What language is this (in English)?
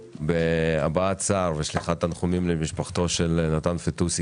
Hebrew